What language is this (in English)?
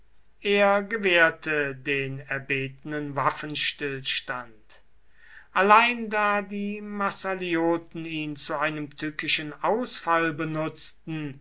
German